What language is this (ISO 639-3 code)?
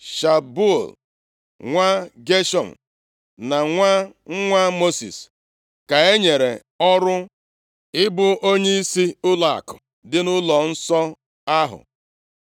ibo